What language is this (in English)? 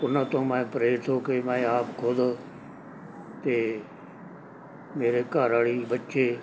Punjabi